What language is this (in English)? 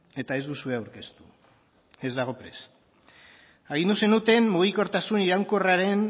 Basque